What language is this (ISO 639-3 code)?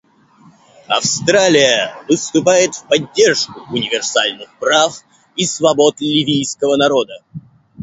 rus